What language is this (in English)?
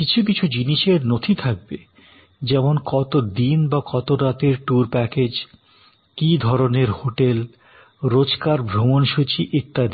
Bangla